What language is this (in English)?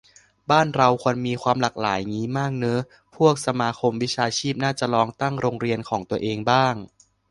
Thai